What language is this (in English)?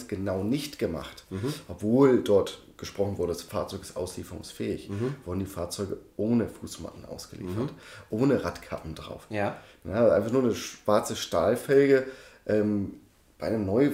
German